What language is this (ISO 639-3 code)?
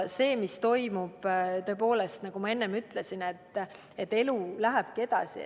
est